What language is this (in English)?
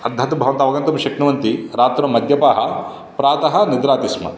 Sanskrit